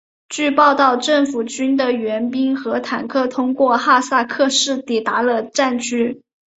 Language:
Chinese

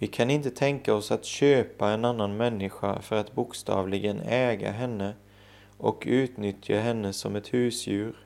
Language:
Swedish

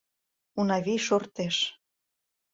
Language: Mari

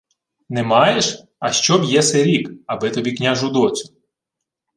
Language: Ukrainian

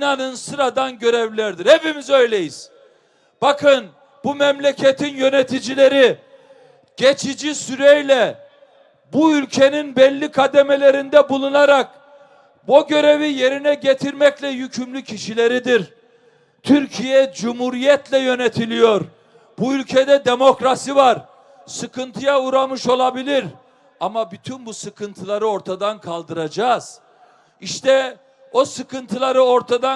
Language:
Turkish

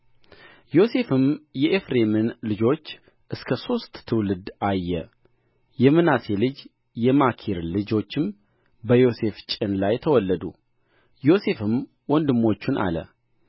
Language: Amharic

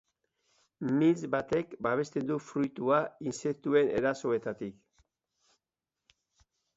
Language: Basque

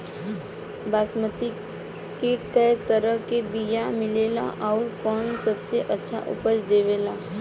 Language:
Bhojpuri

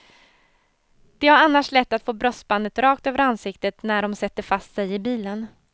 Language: Swedish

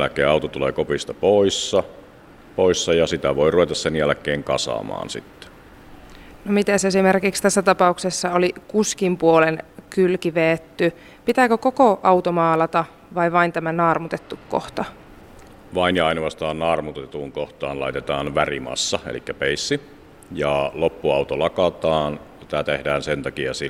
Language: Finnish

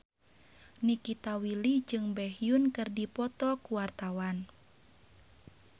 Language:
Sundanese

